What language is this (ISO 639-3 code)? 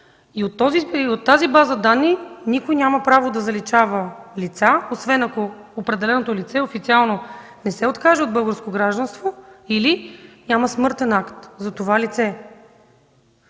bul